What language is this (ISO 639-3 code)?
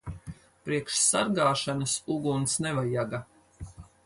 lav